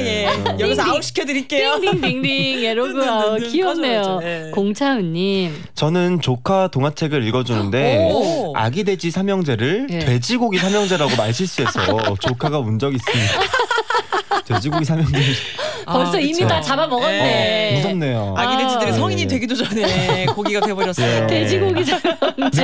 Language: Korean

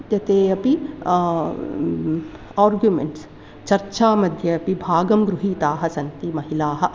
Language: Sanskrit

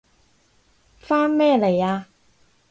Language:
Cantonese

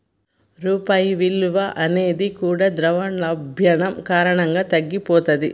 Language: Telugu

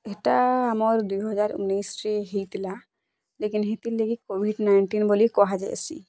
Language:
Odia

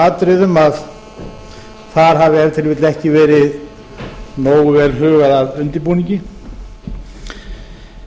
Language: Icelandic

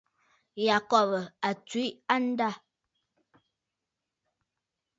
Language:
Bafut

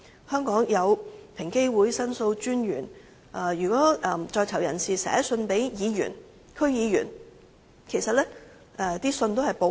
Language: Cantonese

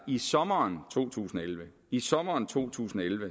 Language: Danish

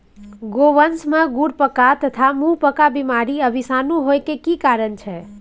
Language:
Maithili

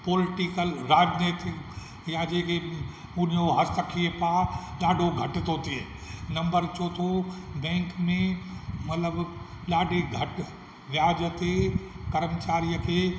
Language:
Sindhi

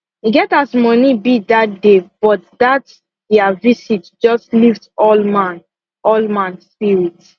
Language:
Nigerian Pidgin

